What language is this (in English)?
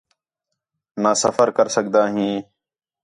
Khetrani